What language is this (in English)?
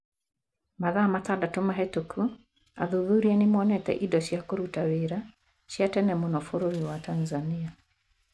Kikuyu